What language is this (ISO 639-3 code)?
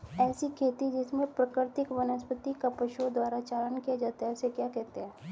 hin